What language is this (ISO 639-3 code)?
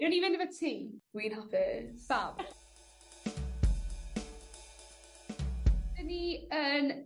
cym